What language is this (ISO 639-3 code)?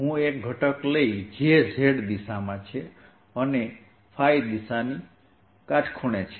guj